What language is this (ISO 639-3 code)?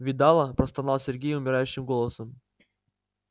rus